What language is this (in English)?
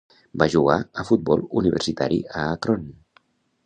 Catalan